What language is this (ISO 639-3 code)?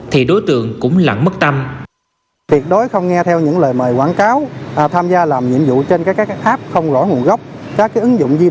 vie